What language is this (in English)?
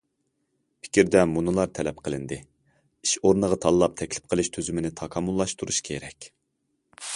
Uyghur